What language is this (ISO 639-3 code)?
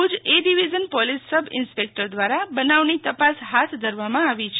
guj